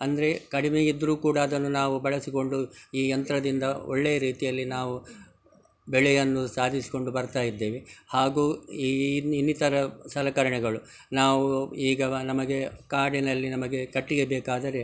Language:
Kannada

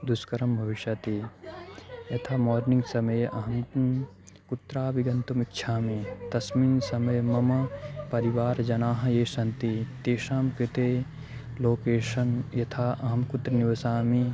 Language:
Sanskrit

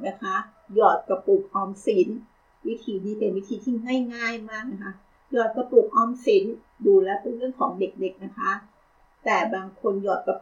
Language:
Thai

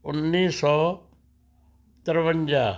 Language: Punjabi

